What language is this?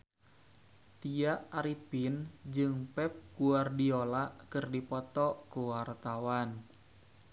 Sundanese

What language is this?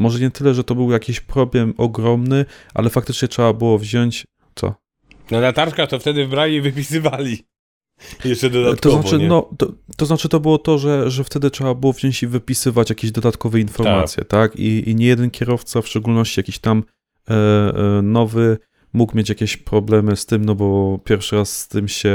Polish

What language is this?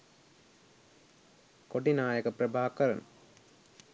Sinhala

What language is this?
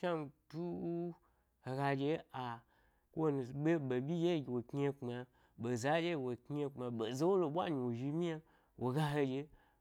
Gbari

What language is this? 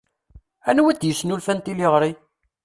Kabyle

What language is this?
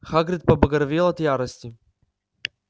Russian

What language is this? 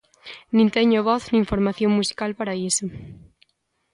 Galician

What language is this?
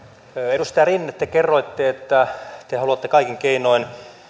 Finnish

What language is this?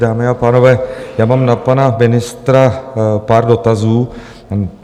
Czech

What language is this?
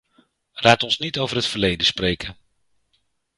Dutch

